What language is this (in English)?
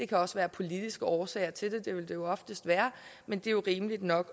Danish